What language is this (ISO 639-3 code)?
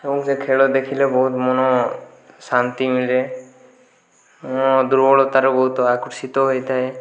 ori